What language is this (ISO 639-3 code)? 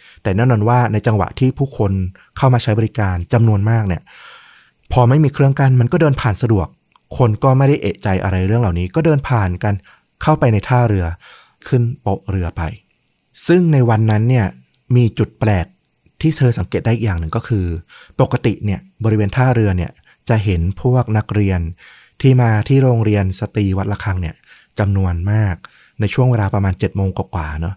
tha